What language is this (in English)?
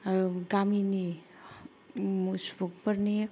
Bodo